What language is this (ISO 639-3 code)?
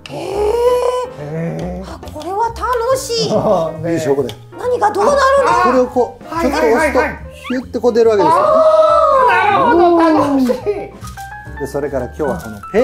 jpn